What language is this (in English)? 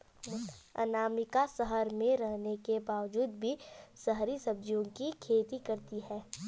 Hindi